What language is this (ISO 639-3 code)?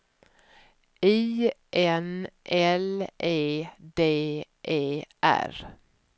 swe